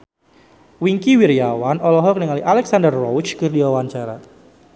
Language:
Sundanese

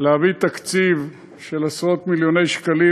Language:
Hebrew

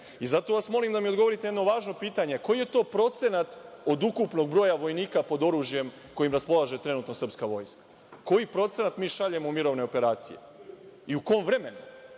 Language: Serbian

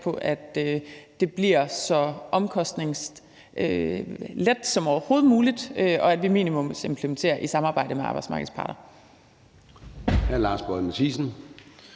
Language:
Danish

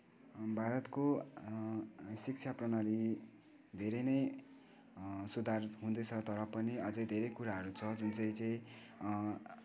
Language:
Nepali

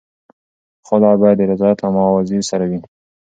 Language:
Pashto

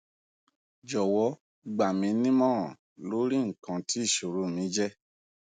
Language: Yoruba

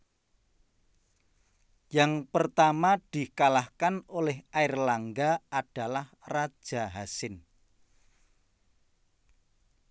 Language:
Javanese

